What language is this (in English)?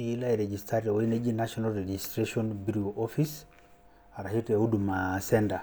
Masai